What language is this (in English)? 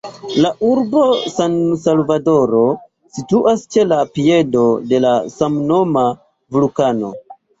Esperanto